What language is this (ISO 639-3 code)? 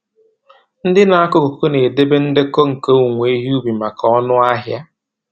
ibo